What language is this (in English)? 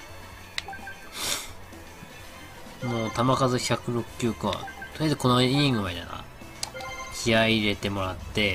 Japanese